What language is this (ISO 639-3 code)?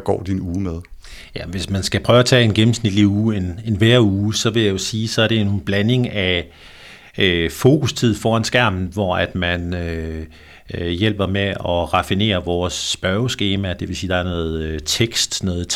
dan